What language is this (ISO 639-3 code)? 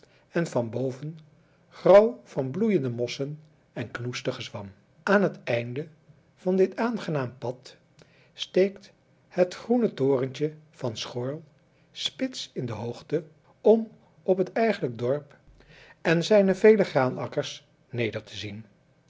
nld